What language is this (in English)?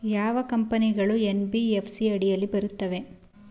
Kannada